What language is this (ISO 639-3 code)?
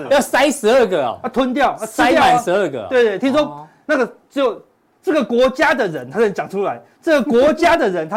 zho